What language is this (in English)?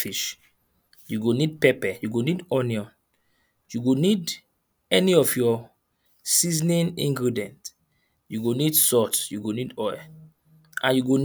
Nigerian Pidgin